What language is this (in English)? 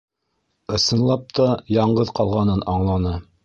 Bashkir